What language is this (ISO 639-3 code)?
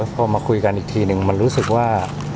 tha